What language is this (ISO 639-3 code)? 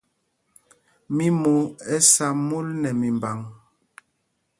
mgg